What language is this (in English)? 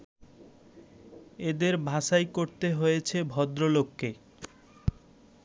Bangla